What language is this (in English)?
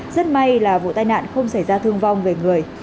Vietnamese